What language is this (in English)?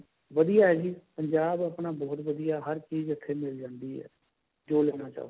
Punjabi